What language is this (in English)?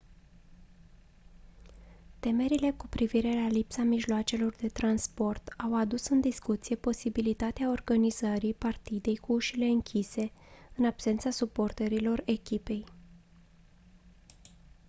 Romanian